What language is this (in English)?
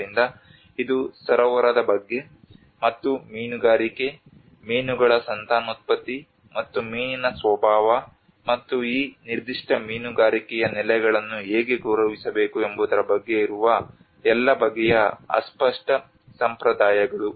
Kannada